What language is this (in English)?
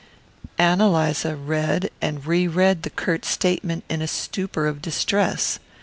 English